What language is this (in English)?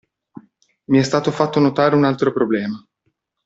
Italian